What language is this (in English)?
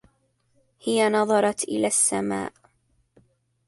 Arabic